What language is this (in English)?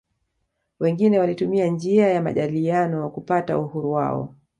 Swahili